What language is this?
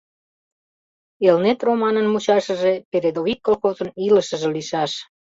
Mari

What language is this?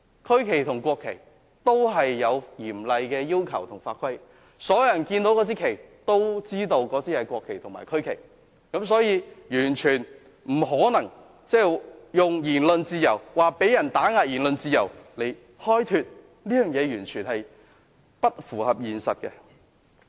Cantonese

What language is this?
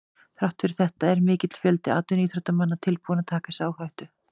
Icelandic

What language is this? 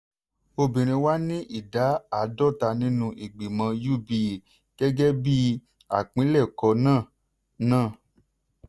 Yoruba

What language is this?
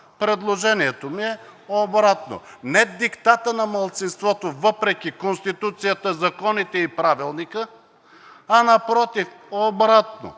Bulgarian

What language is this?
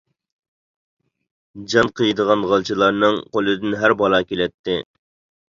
Uyghur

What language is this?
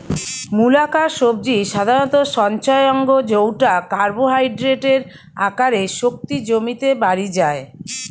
Bangla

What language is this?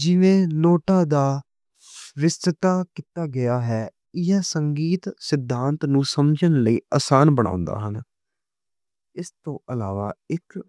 Western Panjabi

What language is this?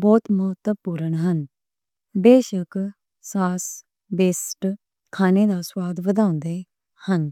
Western Panjabi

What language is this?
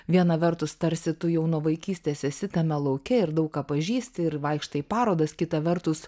Lithuanian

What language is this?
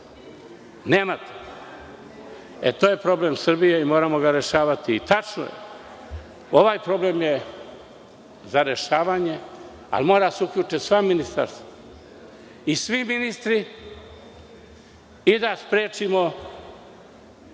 Serbian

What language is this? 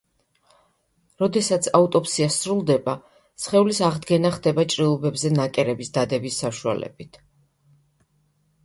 Georgian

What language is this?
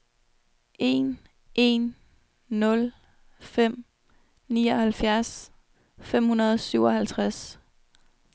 Danish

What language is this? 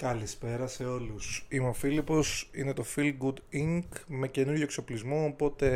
Greek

